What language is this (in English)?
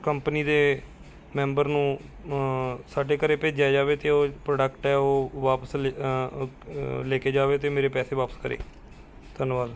Punjabi